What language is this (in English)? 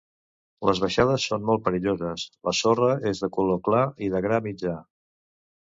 Catalan